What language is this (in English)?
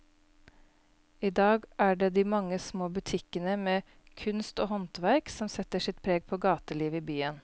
Norwegian